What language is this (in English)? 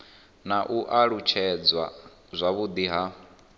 Venda